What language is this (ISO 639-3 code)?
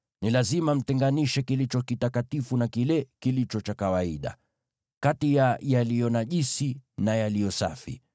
swa